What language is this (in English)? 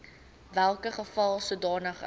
Afrikaans